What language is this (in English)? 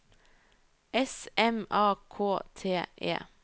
Norwegian